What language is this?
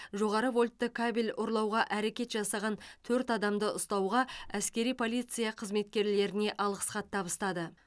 Kazakh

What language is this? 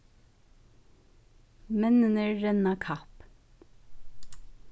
Faroese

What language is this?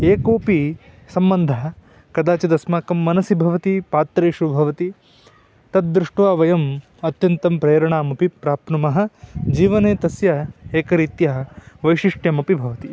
Sanskrit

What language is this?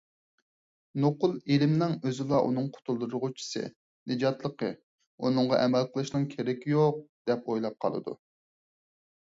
Uyghur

